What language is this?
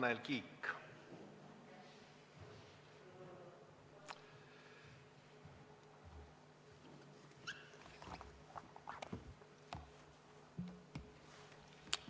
Estonian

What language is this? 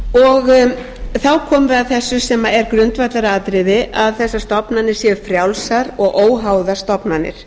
Icelandic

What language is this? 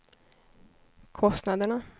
Swedish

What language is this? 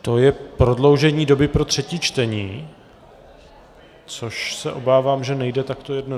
Czech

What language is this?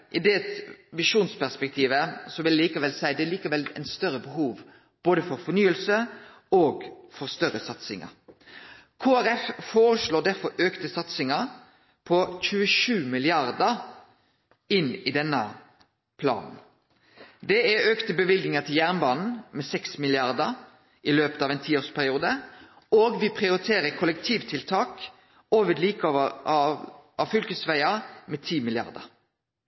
Norwegian Nynorsk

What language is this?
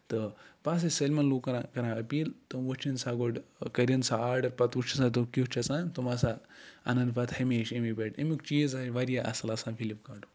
Kashmiri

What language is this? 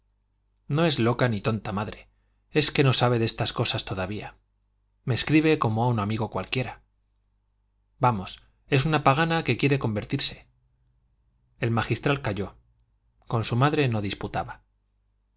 Spanish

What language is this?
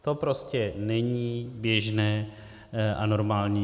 Czech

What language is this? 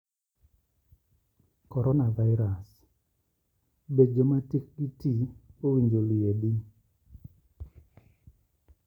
Luo (Kenya and Tanzania)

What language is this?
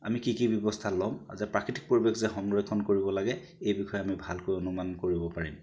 Assamese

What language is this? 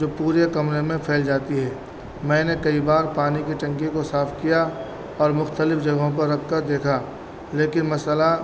Urdu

